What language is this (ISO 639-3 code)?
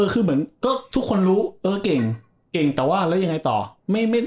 tha